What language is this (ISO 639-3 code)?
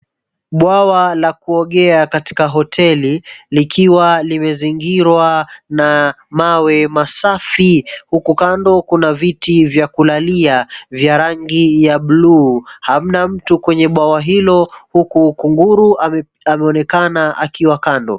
swa